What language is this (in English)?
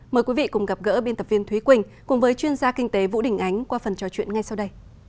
Vietnamese